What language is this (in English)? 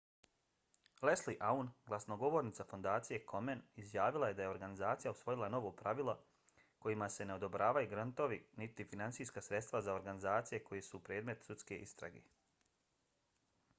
Bosnian